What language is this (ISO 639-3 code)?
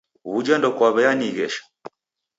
dav